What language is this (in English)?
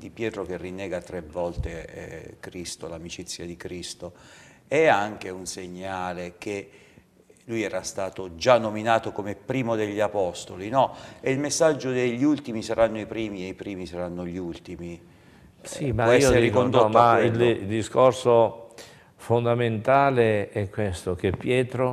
Italian